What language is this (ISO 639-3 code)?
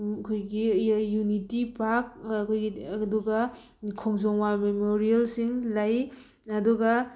mni